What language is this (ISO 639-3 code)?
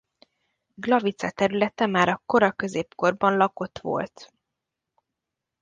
hun